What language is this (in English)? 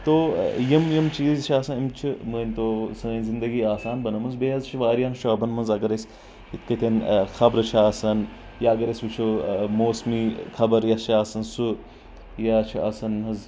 Kashmiri